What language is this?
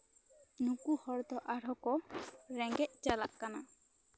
Santali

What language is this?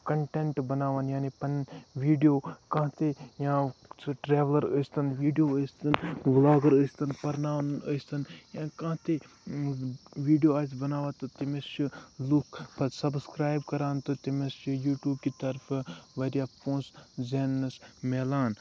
Kashmiri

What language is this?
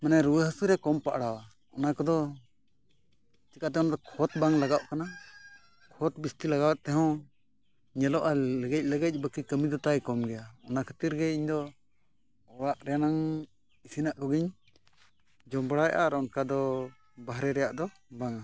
Santali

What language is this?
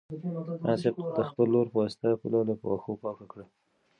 Pashto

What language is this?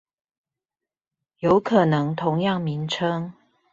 Chinese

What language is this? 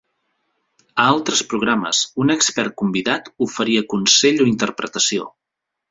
Catalan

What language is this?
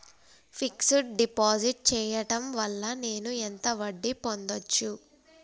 Telugu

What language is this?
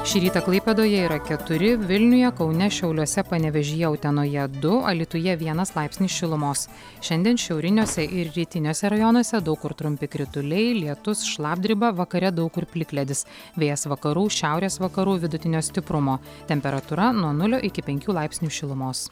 Lithuanian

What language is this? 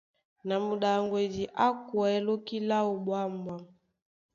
Duala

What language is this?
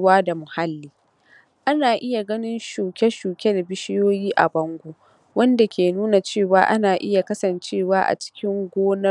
Hausa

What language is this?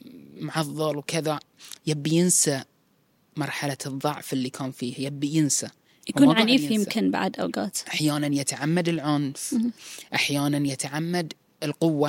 Arabic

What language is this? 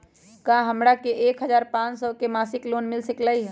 Magahi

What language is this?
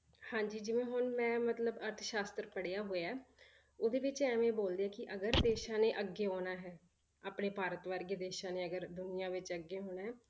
Punjabi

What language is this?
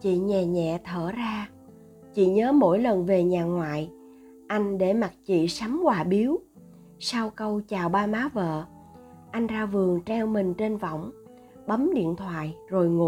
Vietnamese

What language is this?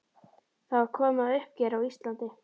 Icelandic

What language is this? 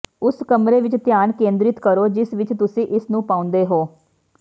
Punjabi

